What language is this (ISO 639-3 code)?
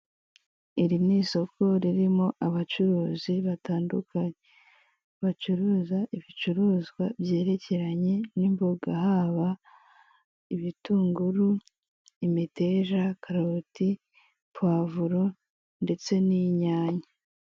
kin